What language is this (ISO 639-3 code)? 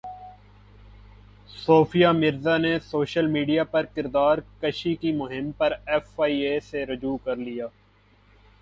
urd